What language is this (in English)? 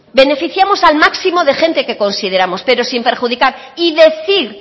Spanish